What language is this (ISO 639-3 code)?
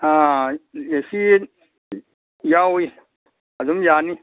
mni